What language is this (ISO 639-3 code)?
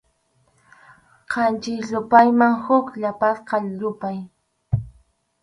qxu